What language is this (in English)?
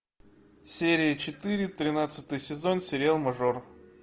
Russian